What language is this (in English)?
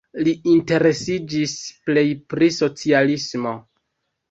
Esperanto